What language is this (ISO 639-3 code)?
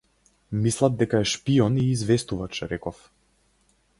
mkd